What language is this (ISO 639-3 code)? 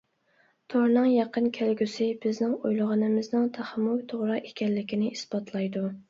uig